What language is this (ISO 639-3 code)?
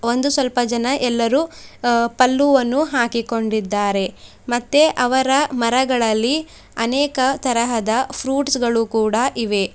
kan